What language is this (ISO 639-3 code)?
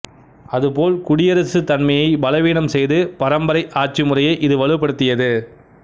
tam